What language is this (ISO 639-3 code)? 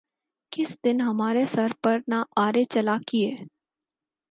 urd